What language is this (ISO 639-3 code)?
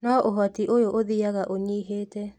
kik